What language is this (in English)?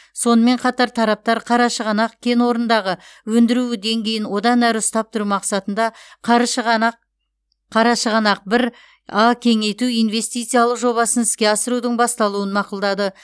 Kazakh